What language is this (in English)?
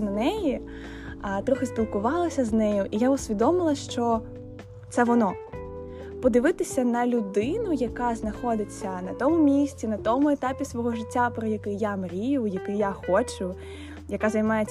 Ukrainian